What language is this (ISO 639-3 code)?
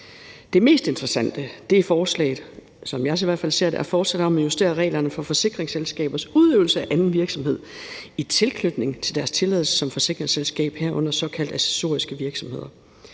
dan